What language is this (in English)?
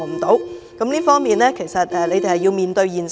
Cantonese